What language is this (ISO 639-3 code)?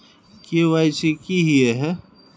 mag